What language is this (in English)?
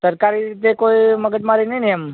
Gujarati